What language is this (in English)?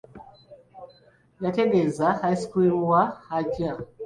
Ganda